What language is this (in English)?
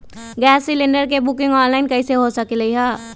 Magahi